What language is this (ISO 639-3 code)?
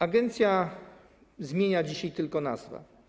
pol